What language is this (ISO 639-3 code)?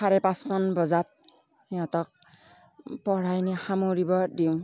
asm